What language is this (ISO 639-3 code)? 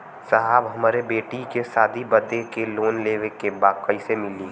bho